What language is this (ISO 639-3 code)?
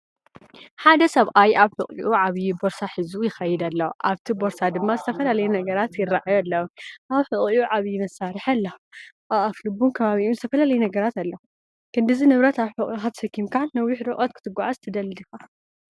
tir